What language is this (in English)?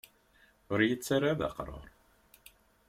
Kabyle